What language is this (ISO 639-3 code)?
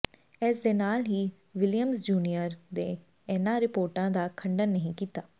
pan